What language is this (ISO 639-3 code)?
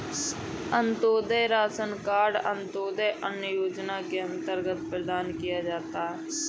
hin